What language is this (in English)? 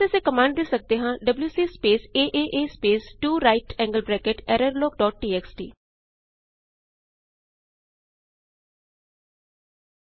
Punjabi